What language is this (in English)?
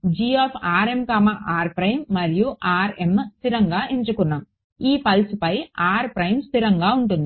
Telugu